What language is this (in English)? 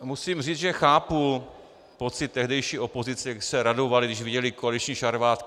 Czech